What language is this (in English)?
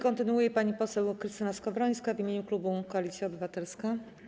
Polish